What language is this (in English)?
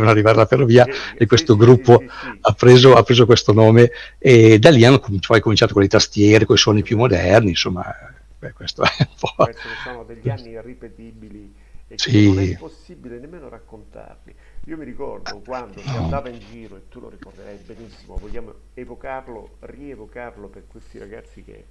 Italian